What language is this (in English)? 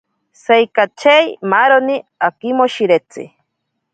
Ashéninka Perené